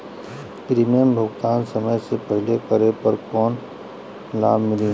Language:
Bhojpuri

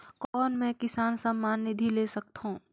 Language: Chhattisgarhi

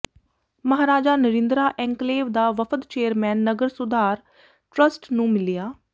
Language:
Punjabi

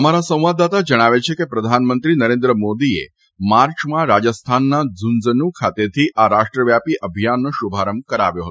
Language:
Gujarati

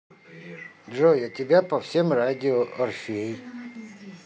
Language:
Russian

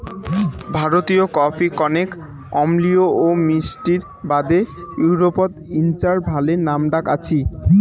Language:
Bangla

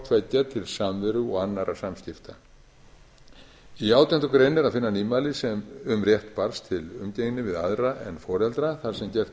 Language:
Icelandic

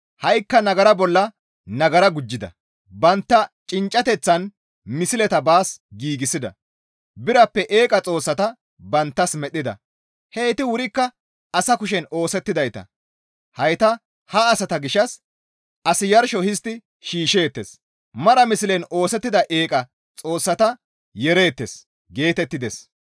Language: Gamo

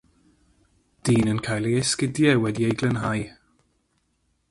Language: Welsh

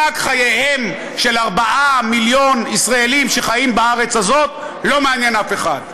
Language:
Hebrew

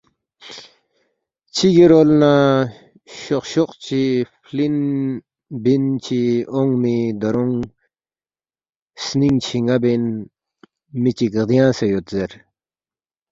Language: Balti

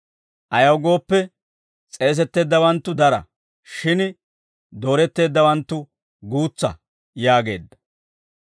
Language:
Dawro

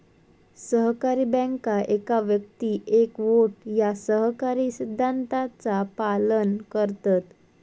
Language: Marathi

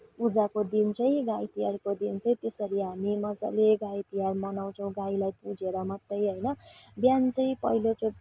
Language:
Nepali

